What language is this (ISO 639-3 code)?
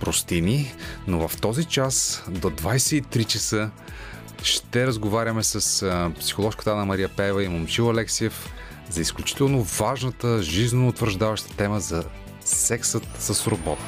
bul